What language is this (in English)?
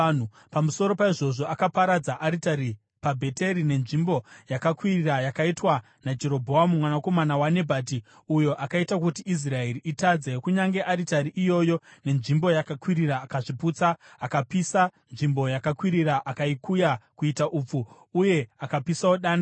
Shona